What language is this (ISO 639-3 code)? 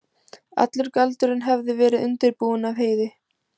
isl